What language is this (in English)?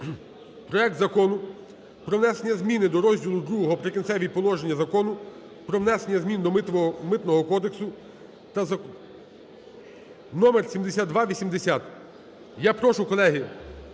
Ukrainian